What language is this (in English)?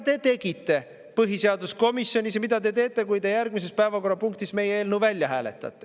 Estonian